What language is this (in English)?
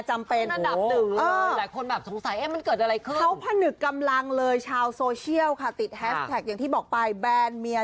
Thai